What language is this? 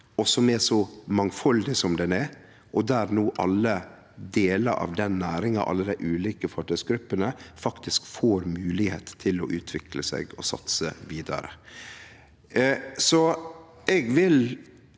Norwegian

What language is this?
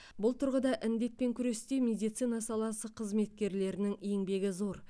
Kazakh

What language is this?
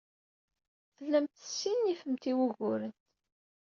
Kabyle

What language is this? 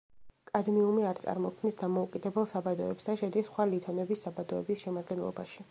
Georgian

